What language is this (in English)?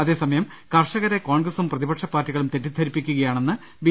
Malayalam